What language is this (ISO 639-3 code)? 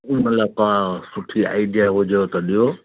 snd